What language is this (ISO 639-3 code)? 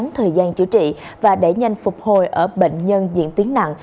vie